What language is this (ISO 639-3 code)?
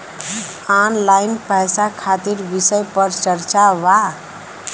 bho